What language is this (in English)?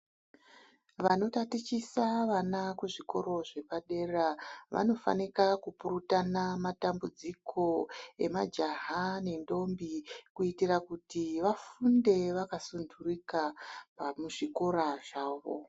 Ndau